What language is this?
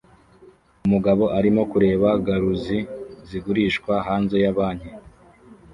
Kinyarwanda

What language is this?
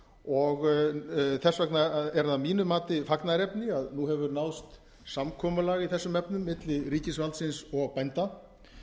Icelandic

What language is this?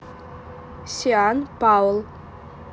Russian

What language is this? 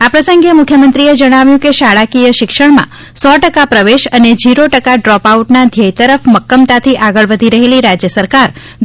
Gujarati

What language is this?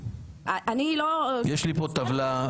Hebrew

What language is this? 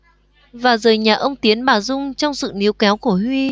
Vietnamese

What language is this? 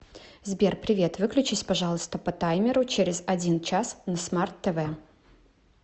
Russian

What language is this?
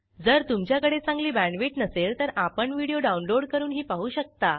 Marathi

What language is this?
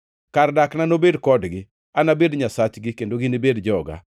Luo (Kenya and Tanzania)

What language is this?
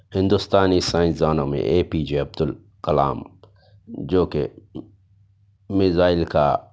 Urdu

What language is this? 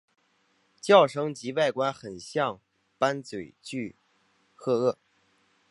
Chinese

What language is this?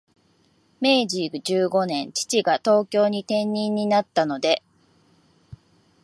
Japanese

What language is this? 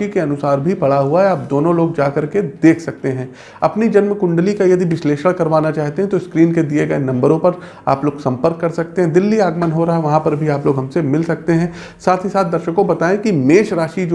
Hindi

